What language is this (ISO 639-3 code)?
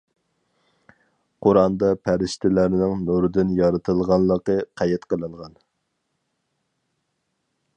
uig